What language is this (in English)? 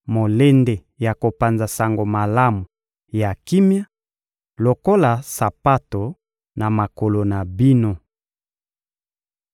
Lingala